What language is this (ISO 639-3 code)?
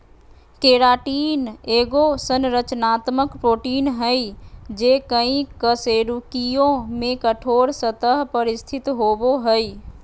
mag